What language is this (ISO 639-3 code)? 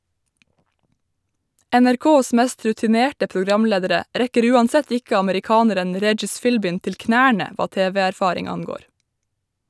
nor